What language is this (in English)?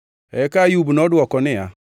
Luo (Kenya and Tanzania)